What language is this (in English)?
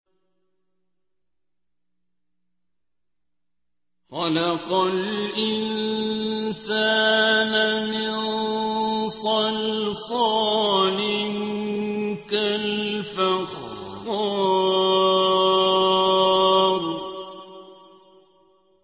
Arabic